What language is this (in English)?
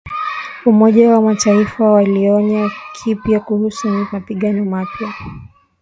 Swahili